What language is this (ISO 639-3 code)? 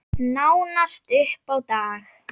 isl